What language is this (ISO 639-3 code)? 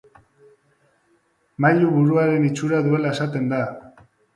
eus